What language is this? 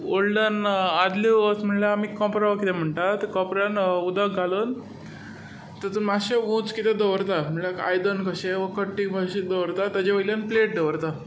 Konkani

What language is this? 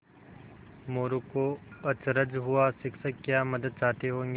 Hindi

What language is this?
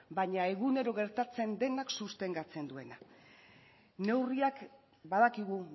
Basque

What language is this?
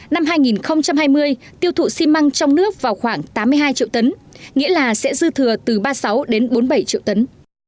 Vietnamese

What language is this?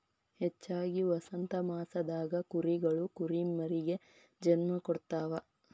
Kannada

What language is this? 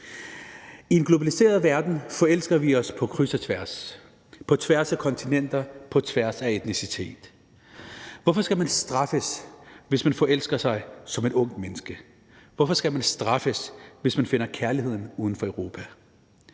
Danish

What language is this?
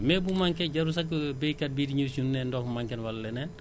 Wolof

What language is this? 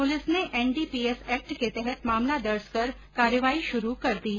Hindi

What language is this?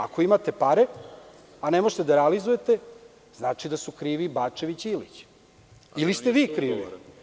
Serbian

